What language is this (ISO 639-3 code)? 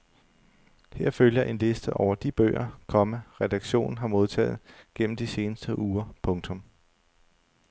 dan